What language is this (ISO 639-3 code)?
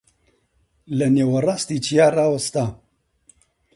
ckb